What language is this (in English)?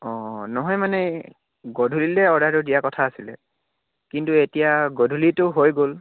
Assamese